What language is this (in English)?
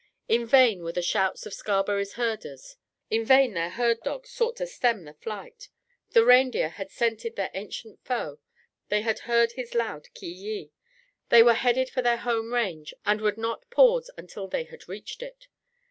English